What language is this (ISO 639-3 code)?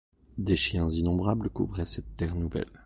fra